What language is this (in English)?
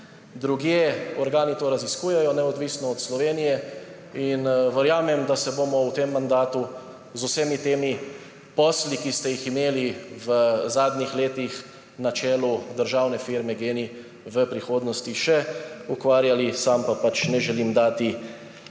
Slovenian